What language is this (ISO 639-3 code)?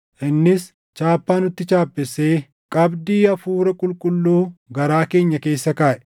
orm